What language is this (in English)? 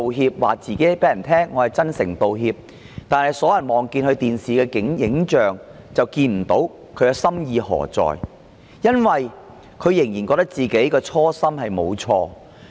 Cantonese